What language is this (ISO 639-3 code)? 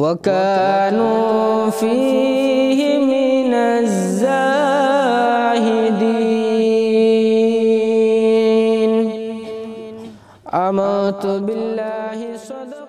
ara